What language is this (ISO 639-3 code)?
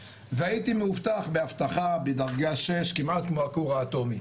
heb